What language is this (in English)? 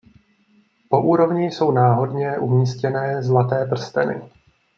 Czech